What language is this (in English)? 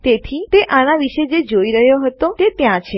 Gujarati